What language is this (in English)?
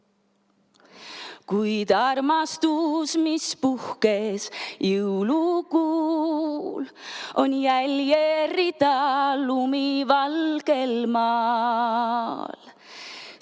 Estonian